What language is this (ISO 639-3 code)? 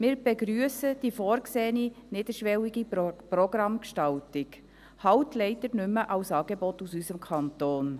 gsw